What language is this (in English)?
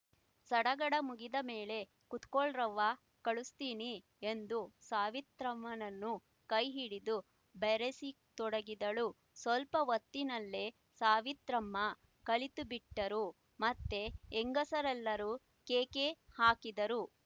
Kannada